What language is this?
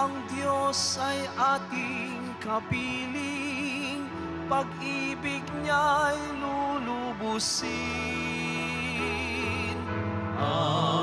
Filipino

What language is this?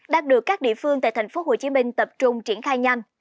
Vietnamese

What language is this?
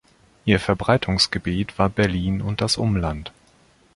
German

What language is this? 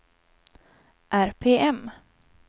Swedish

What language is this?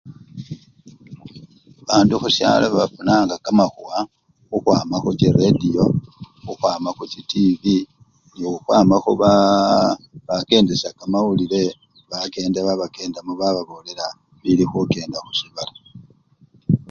Luyia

